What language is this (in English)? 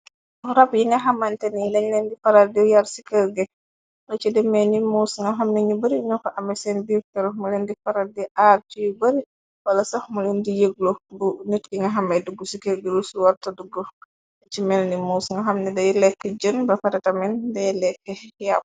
Wolof